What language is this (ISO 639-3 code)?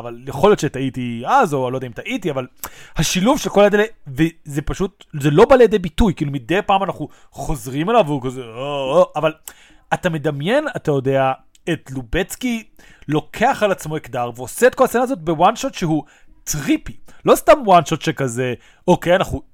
heb